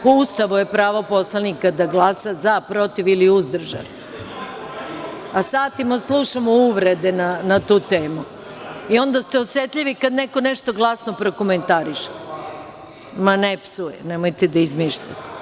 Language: Serbian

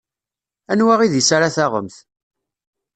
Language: Kabyle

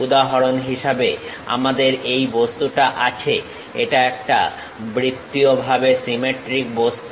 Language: Bangla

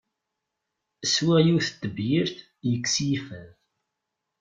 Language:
Kabyle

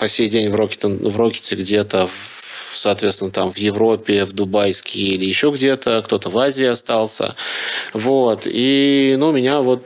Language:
Russian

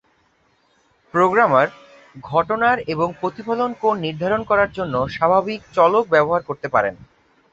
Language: Bangla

